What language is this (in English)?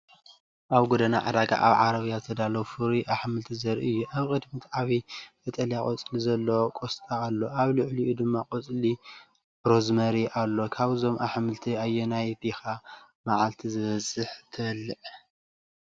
Tigrinya